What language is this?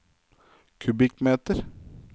Norwegian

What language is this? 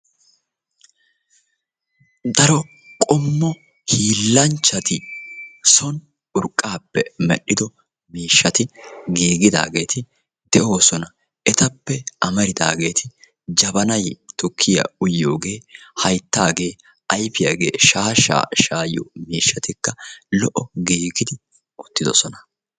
Wolaytta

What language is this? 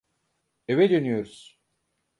Turkish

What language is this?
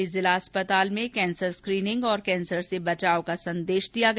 Hindi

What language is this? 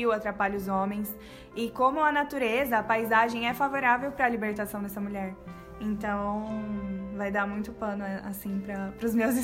Portuguese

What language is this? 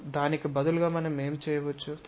Telugu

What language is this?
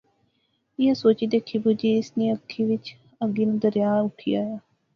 Pahari-Potwari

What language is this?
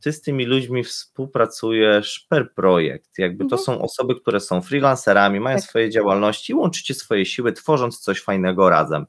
Polish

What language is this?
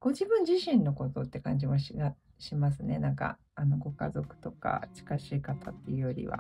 Japanese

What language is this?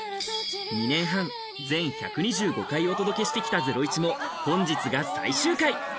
Japanese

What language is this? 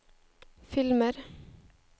Norwegian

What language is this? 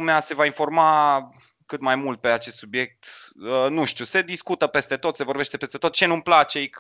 Romanian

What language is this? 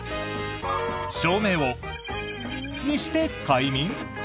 Japanese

